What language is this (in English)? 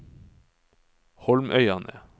Norwegian